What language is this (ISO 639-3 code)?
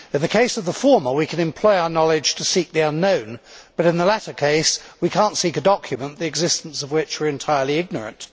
eng